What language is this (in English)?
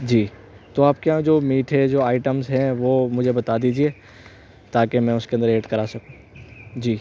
Urdu